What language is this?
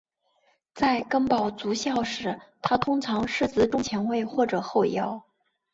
Chinese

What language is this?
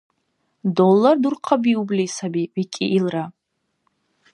Dargwa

